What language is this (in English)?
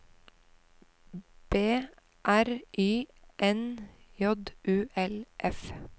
Norwegian